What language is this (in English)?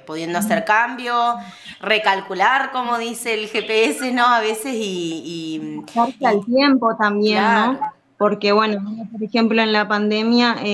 Spanish